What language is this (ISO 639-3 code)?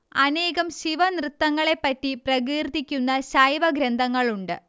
mal